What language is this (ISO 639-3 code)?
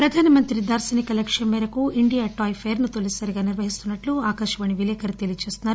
tel